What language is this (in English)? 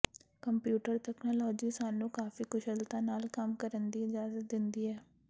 Punjabi